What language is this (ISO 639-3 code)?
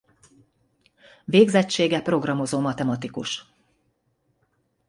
hun